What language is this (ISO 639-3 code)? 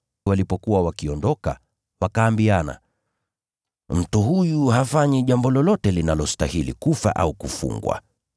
swa